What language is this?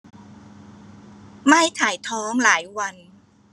Thai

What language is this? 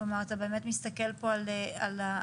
Hebrew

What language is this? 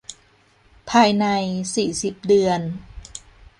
Thai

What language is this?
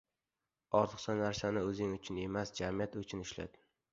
Uzbek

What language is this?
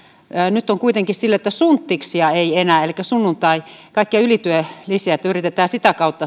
Finnish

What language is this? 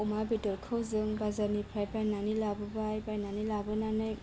Bodo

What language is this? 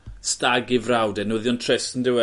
Welsh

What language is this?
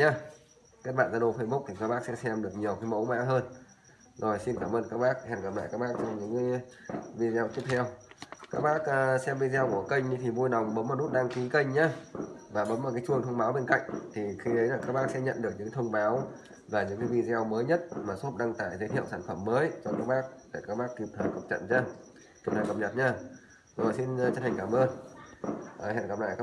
Vietnamese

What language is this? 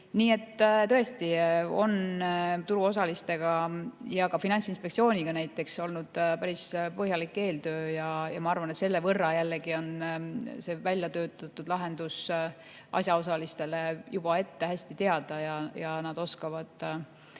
Estonian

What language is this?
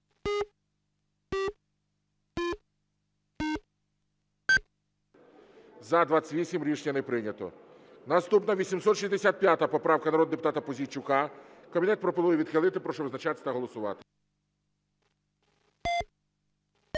Ukrainian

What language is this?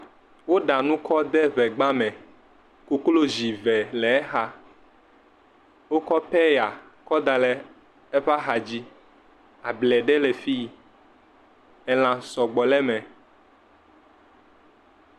Ewe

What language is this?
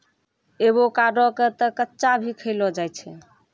Maithili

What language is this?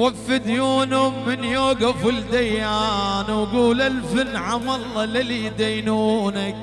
Arabic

